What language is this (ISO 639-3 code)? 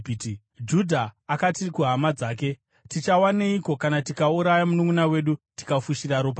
sna